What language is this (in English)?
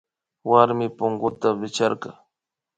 Imbabura Highland Quichua